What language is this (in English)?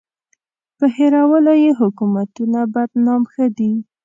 Pashto